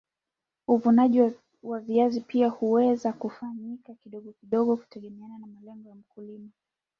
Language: Swahili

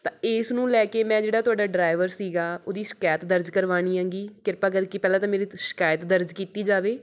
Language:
Punjabi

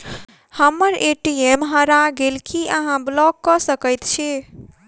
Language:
Maithili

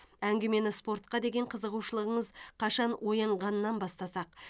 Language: Kazakh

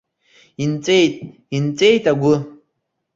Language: Abkhazian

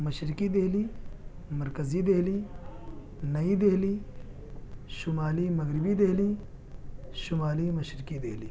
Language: Urdu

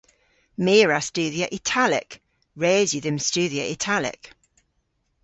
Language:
Cornish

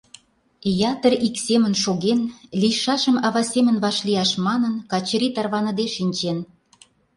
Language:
Mari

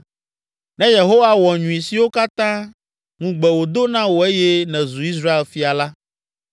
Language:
Ewe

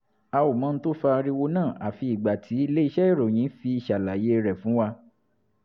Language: Yoruba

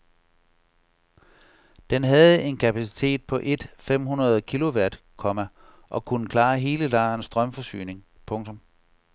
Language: Danish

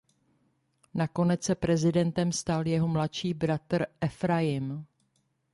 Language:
Czech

